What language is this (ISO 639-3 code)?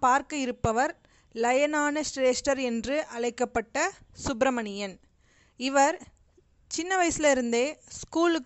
tam